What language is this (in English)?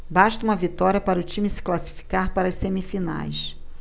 Portuguese